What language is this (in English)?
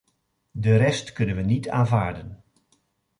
Dutch